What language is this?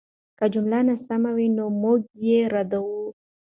Pashto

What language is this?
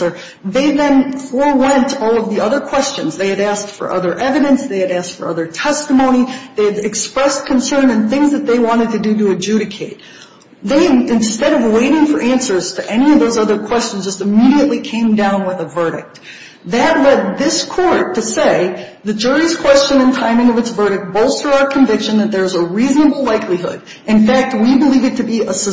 English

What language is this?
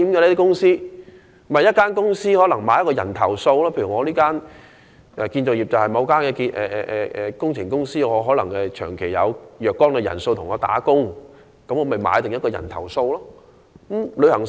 Cantonese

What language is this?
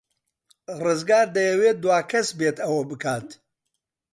Central Kurdish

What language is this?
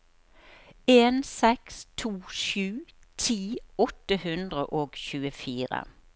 Norwegian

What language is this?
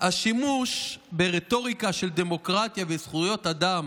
Hebrew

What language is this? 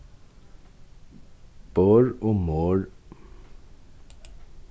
Faroese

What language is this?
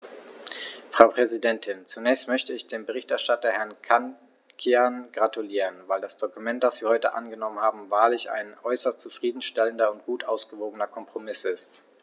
German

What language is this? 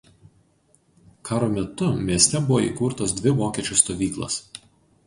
Lithuanian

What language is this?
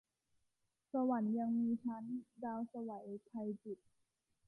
Thai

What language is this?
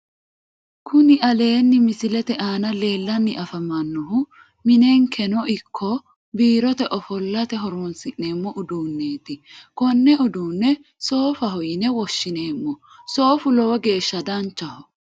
Sidamo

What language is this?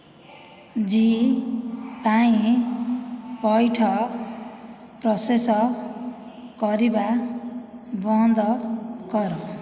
Odia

